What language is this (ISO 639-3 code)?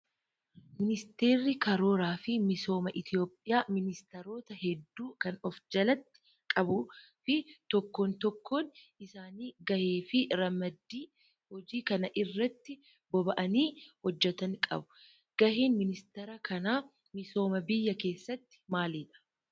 orm